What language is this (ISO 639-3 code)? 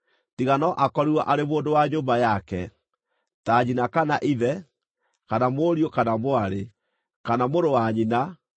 kik